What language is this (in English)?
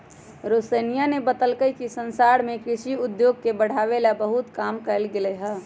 Magahi